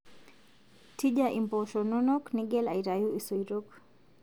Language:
Masai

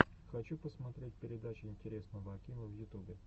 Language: Russian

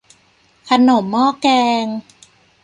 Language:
Thai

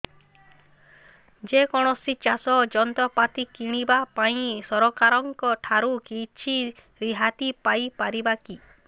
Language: Odia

